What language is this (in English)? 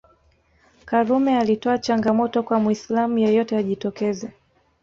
Swahili